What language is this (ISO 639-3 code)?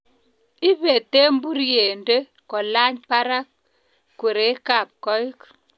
kln